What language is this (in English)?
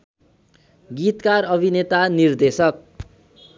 Nepali